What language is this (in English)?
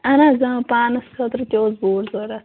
Kashmiri